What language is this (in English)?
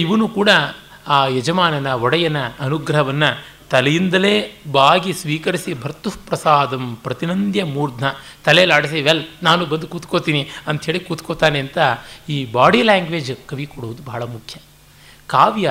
Kannada